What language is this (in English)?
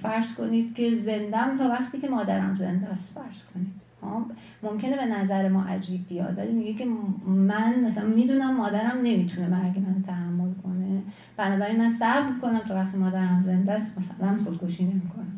Persian